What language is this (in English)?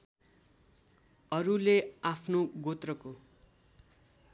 Nepali